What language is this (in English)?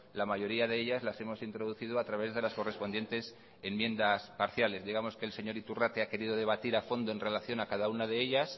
Spanish